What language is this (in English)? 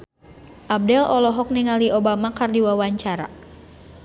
Sundanese